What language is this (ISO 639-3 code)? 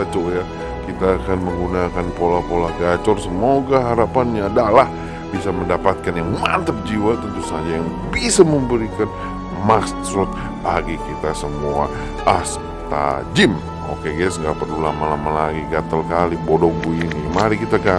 ind